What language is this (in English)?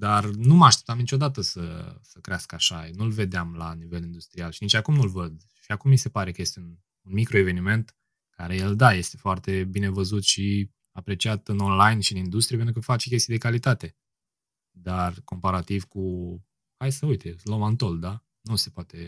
Romanian